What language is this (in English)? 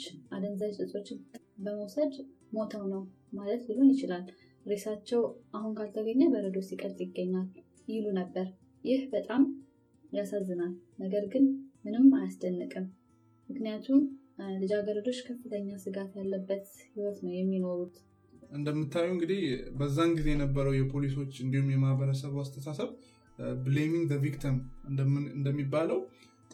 Amharic